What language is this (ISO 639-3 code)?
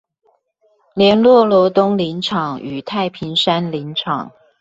zho